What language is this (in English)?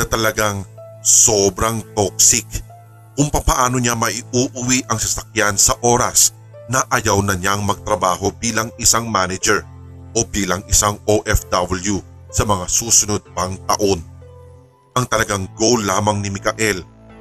Filipino